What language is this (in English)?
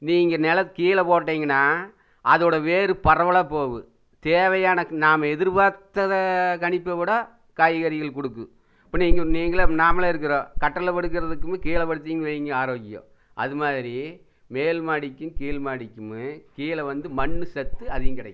Tamil